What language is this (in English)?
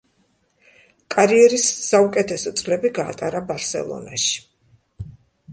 Georgian